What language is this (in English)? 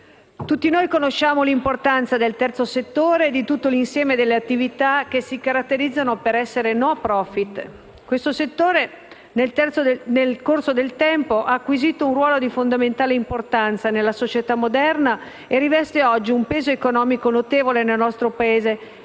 Italian